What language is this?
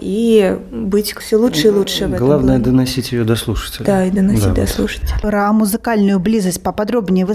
Russian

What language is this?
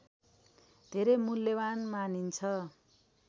Nepali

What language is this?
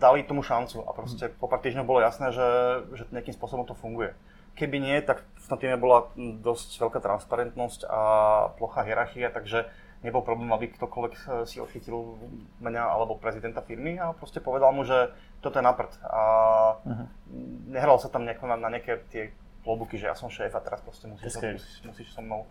Czech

